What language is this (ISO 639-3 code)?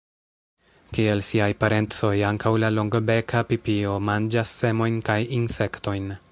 epo